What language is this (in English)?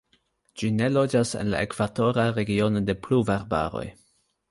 Esperanto